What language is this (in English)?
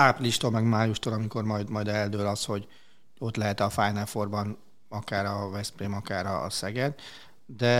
Hungarian